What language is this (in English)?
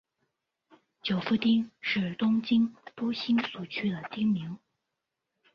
Chinese